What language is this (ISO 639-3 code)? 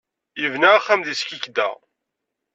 kab